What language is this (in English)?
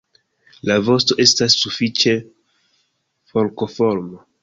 Esperanto